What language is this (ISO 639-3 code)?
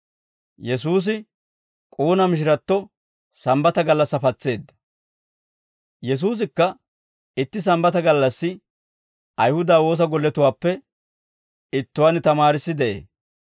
dwr